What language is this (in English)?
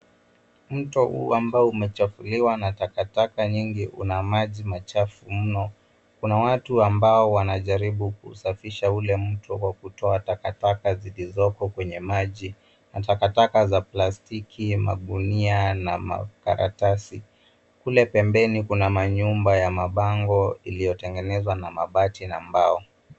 Swahili